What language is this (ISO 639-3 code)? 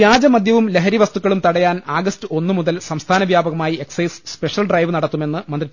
mal